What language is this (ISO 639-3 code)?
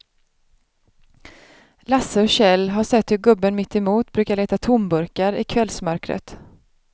swe